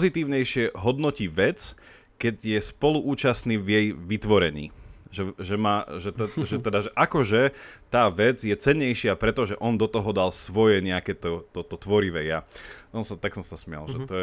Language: Slovak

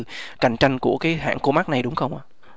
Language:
Vietnamese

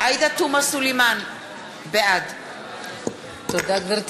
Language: Hebrew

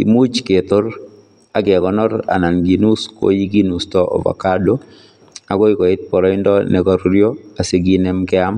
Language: Kalenjin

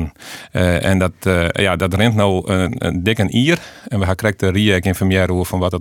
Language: Dutch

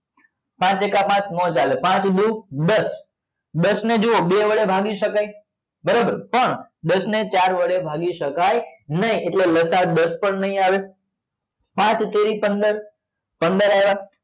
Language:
Gujarati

